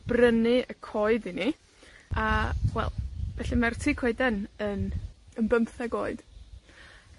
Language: Welsh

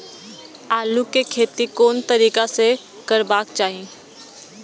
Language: Maithili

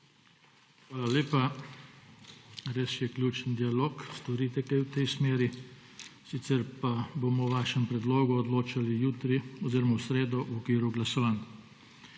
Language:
Slovenian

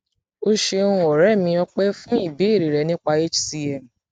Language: Yoruba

